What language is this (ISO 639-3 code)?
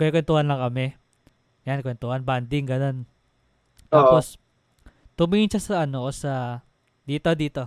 fil